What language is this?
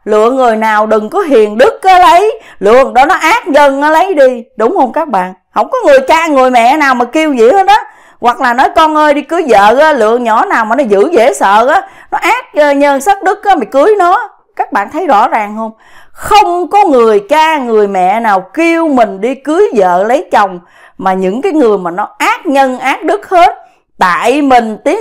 Vietnamese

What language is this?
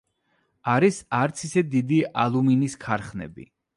Georgian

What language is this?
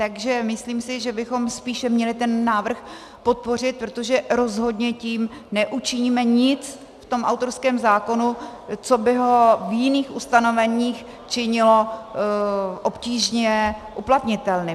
Czech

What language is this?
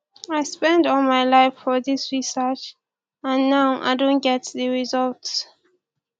Nigerian Pidgin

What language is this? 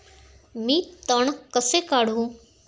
Marathi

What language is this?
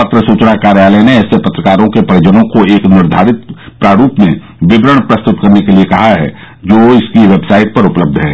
Hindi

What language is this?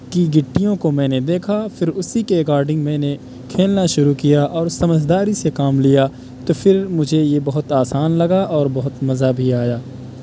Urdu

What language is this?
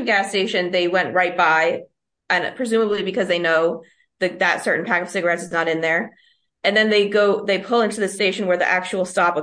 English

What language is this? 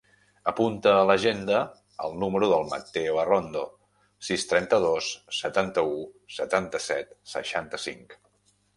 Catalan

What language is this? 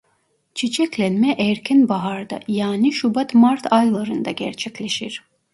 Turkish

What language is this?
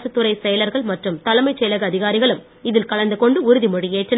Tamil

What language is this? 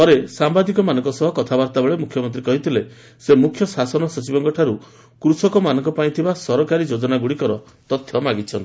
Odia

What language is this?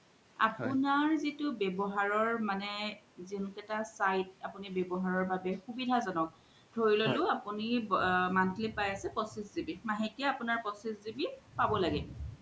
Assamese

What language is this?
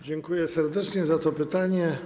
Polish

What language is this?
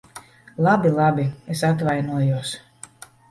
Latvian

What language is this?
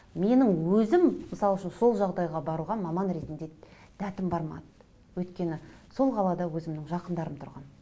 Kazakh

